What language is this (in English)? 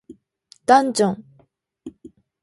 Japanese